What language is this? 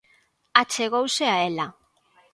Galician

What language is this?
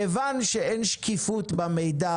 Hebrew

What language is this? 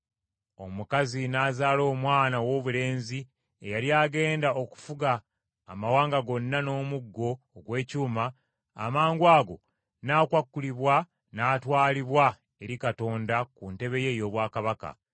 Ganda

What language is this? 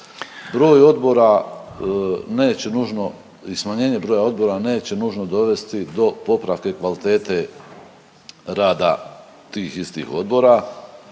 Croatian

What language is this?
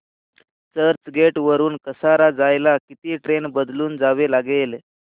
Marathi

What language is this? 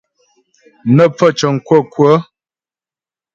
Ghomala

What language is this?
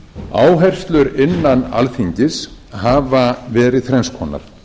Icelandic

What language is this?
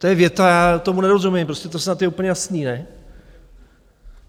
Czech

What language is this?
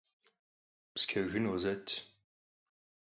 Kabardian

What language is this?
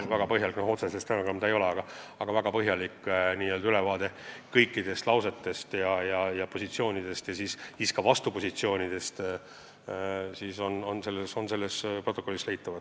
Estonian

